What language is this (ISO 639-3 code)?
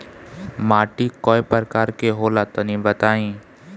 bho